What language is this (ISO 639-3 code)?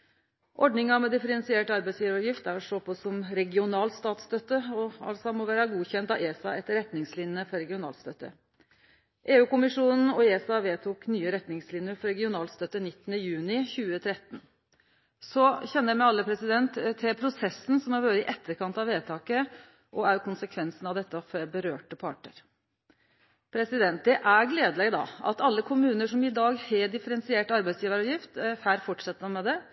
nno